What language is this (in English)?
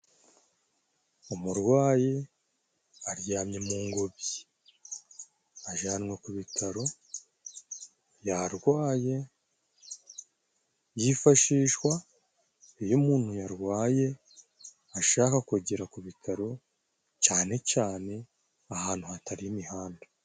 Kinyarwanda